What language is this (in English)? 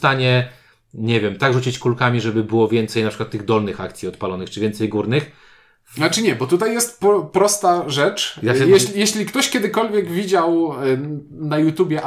Polish